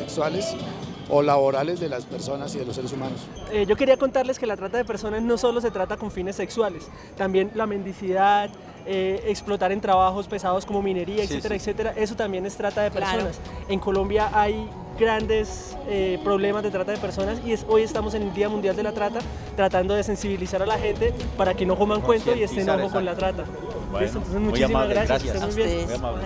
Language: Spanish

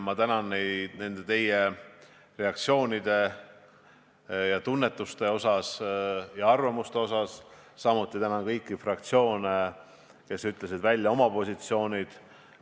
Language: Estonian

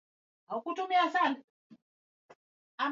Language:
Swahili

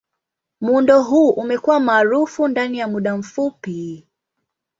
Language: Swahili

